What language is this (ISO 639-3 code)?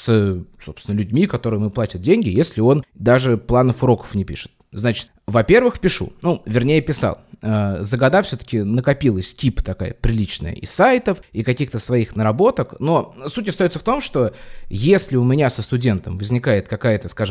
rus